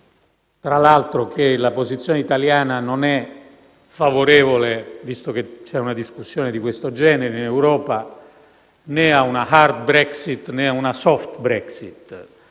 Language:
Italian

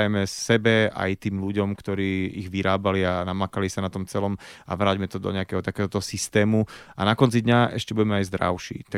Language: Slovak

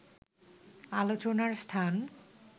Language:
Bangla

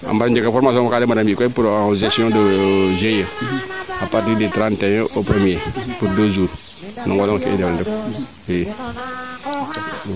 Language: Serer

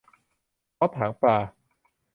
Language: Thai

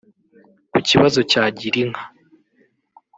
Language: Kinyarwanda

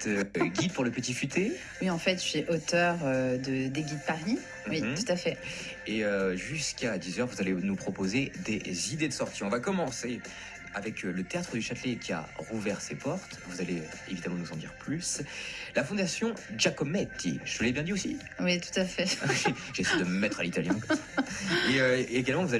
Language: French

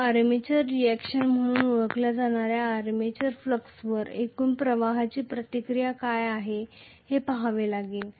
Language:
Marathi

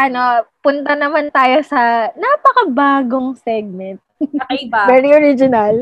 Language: Filipino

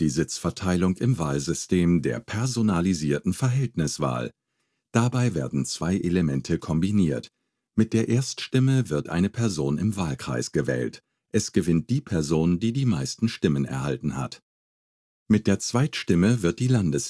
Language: German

